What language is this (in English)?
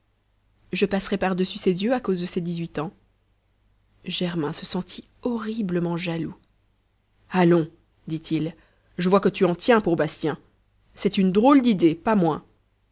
French